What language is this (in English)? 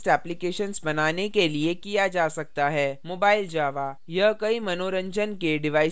Hindi